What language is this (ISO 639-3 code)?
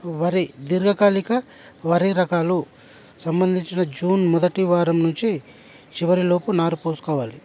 tel